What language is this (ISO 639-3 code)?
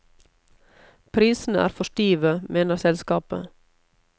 nor